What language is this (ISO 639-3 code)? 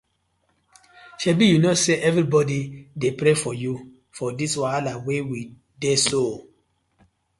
pcm